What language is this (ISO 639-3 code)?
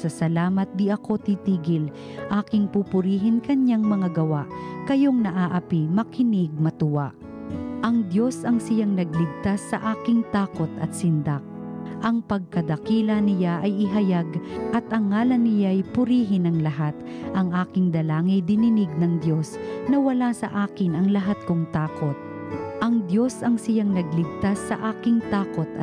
fil